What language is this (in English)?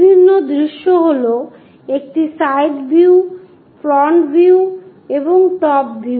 Bangla